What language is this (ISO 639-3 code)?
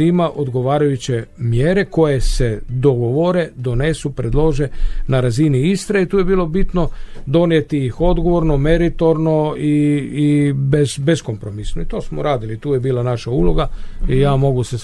hrv